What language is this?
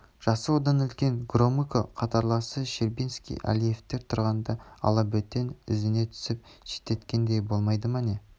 Kazakh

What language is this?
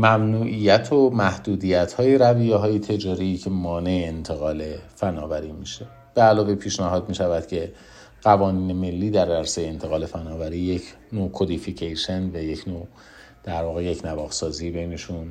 Persian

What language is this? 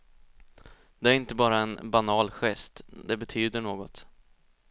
Swedish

